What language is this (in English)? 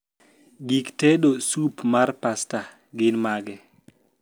Luo (Kenya and Tanzania)